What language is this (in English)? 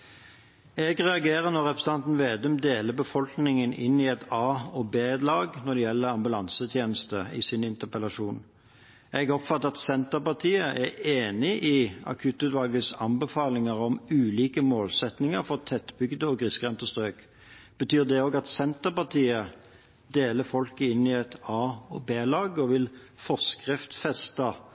Norwegian Bokmål